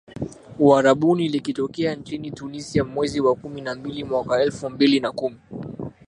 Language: Swahili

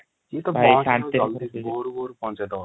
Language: Odia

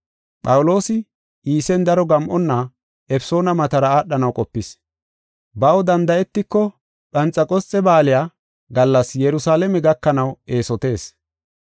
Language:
Gofa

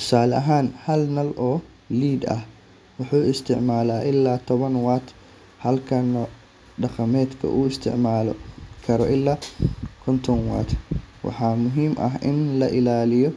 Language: Somali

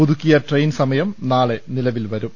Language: Malayalam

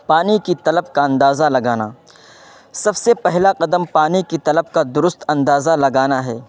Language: Urdu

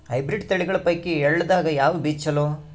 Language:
Kannada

